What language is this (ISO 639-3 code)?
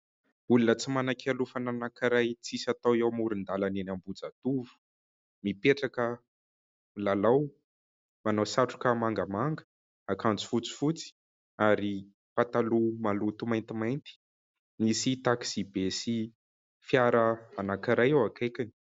mlg